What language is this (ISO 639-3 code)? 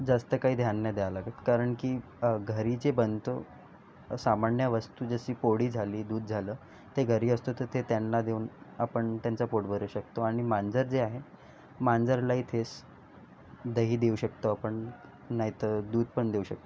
mar